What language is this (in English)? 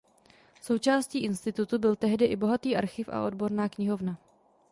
Czech